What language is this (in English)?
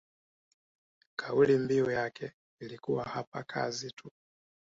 Swahili